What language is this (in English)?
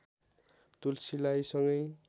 Nepali